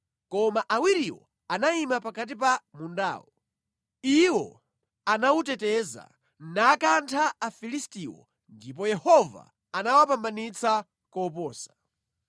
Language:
Nyanja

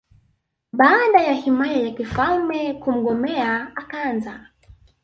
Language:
Swahili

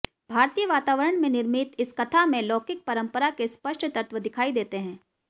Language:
Hindi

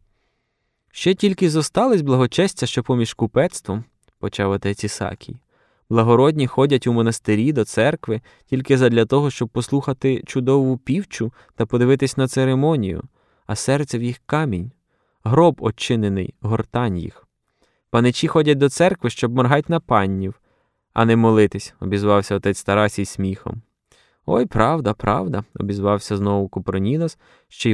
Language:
Ukrainian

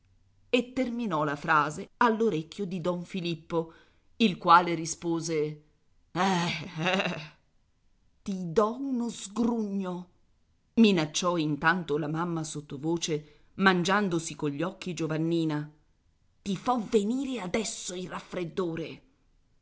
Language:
Italian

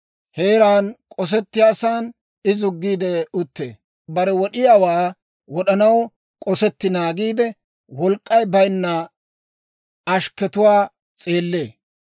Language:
Dawro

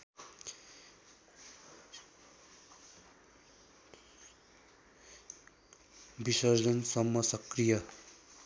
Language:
Nepali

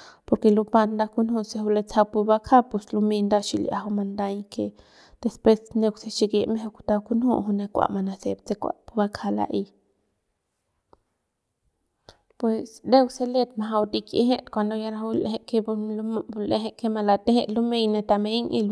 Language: Central Pame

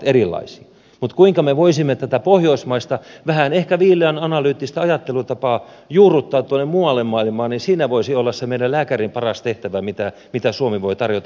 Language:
Finnish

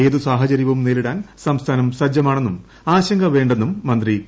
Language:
Malayalam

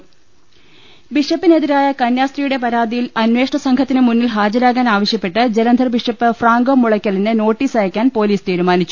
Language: Malayalam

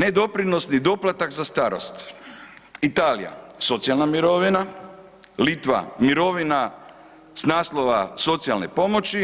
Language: Croatian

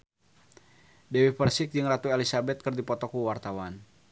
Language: Sundanese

